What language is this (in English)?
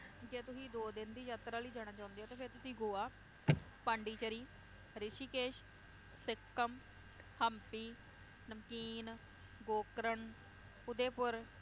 Punjabi